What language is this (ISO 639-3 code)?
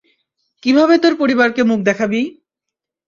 ben